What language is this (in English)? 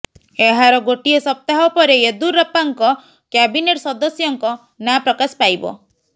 Odia